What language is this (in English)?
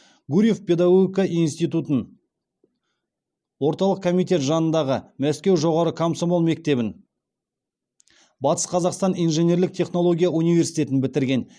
Kazakh